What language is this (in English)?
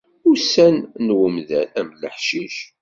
Kabyle